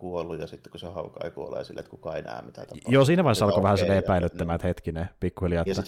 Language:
Finnish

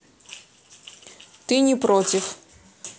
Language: Russian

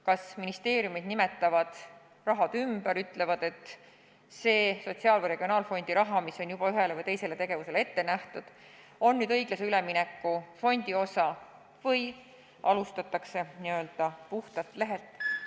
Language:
Estonian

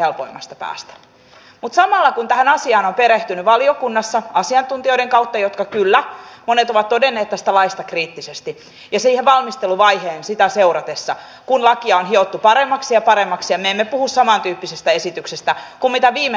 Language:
Finnish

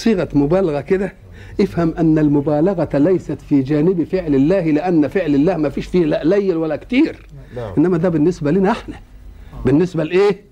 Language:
Arabic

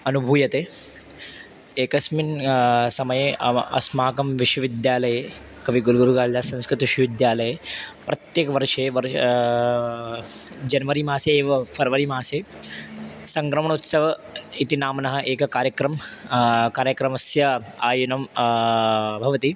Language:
Sanskrit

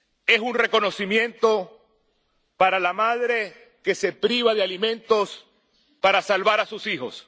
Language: Spanish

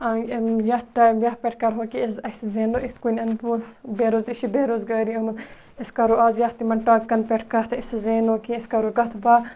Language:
Kashmiri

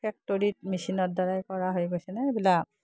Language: Assamese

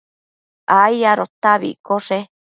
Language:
Matsés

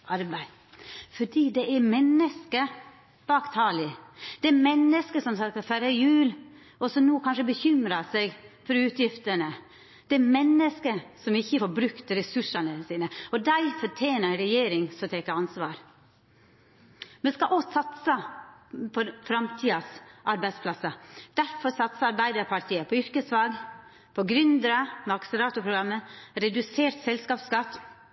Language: Norwegian Nynorsk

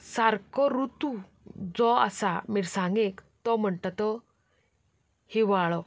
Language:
Konkani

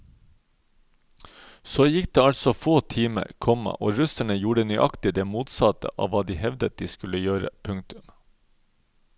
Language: Norwegian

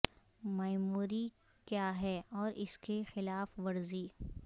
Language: Urdu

